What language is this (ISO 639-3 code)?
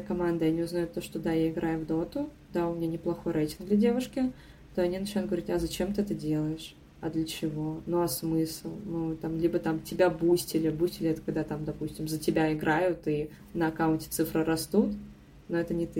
rus